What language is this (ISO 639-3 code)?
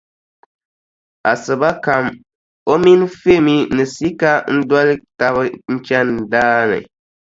dag